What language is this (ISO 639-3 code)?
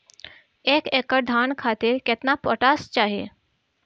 bho